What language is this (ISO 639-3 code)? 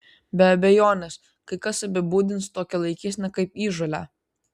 lit